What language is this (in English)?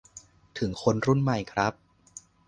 Thai